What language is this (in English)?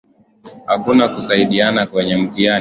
Swahili